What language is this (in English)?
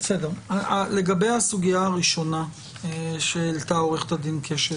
Hebrew